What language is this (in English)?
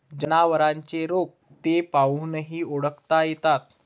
Marathi